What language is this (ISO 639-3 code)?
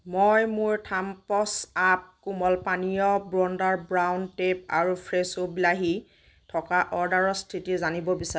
asm